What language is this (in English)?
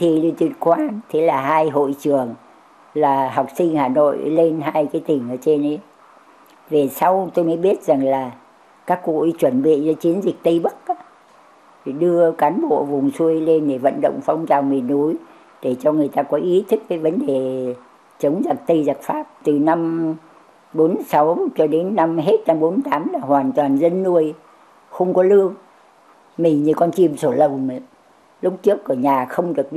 Vietnamese